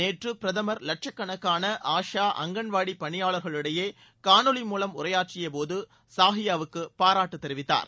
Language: Tamil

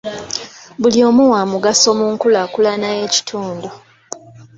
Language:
Ganda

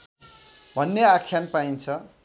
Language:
Nepali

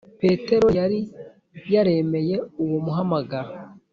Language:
Kinyarwanda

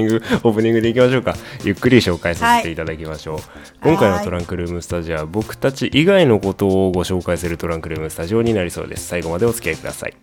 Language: Japanese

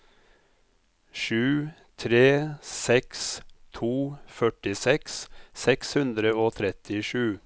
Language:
Norwegian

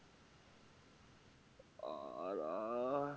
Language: Bangla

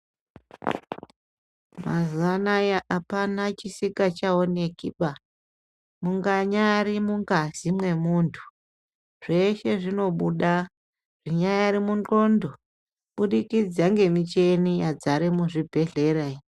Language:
Ndau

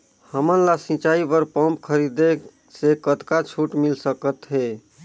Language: Chhattisgarhi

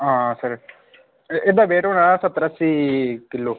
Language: Dogri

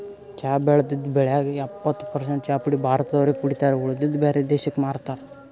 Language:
Kannada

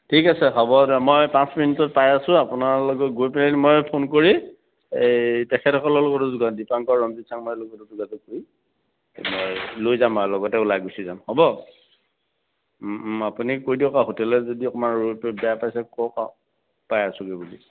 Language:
Assamese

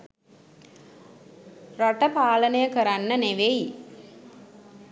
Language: Sinhala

